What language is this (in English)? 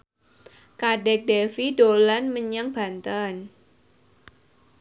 Javanese